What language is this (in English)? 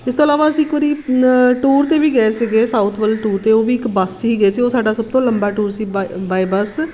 Punjabi